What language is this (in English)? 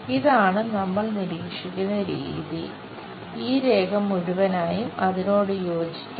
Malayalam